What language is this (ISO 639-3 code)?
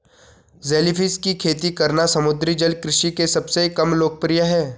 hin